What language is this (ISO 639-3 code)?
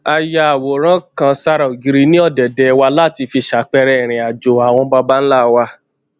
yor